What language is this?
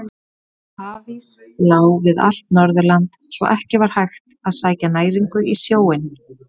Icelandic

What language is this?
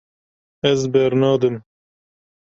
Kurdish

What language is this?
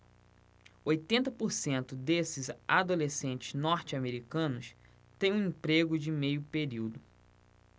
Portuguese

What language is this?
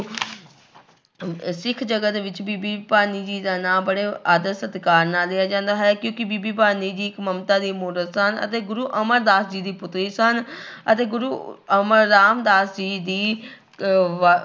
Punjabi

